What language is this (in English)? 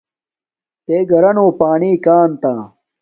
Domaaki